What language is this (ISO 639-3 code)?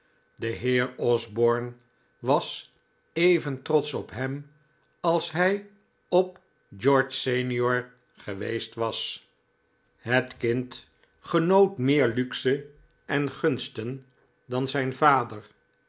nld